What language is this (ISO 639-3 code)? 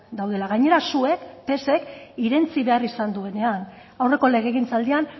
eus